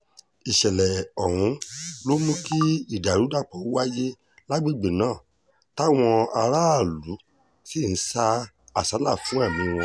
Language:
Yoruba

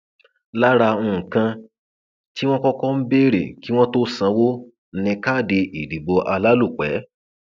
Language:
Yoruba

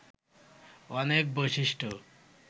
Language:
Bangla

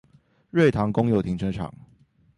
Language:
Chinese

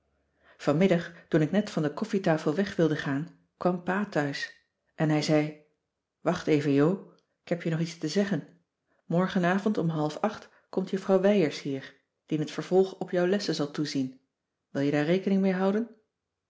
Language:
Dutch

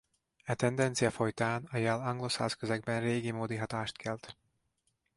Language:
Hungarian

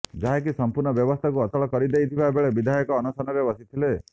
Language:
Odia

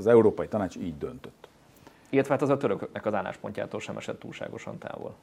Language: Hungarian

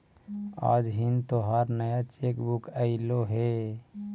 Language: Magahi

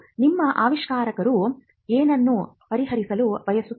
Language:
Kannada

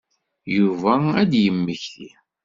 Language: Kabyle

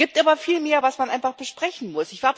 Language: German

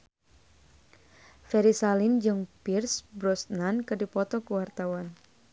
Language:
Sundanese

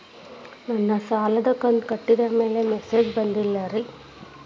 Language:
Kannada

